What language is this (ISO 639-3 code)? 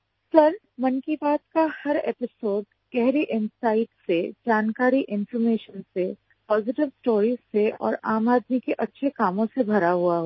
hin